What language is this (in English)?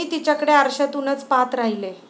Marathi